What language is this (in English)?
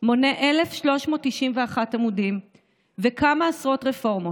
Hebrew